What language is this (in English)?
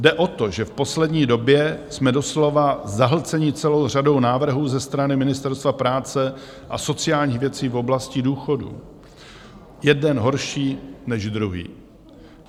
Czech